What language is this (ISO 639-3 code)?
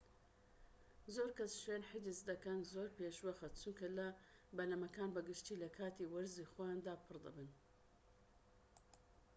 ckb